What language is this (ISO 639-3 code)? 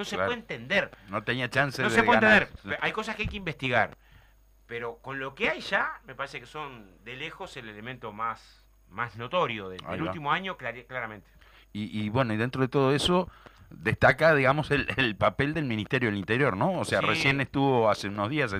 spa